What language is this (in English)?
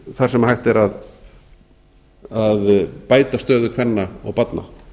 Icelandic